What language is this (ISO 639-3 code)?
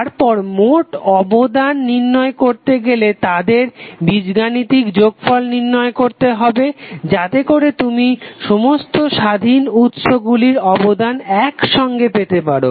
ben